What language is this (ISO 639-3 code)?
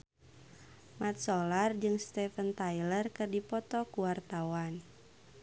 sun